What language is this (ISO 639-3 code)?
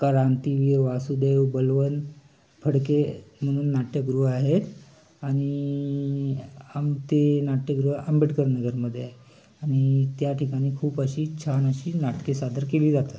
mar